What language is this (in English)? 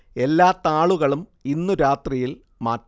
Malayalam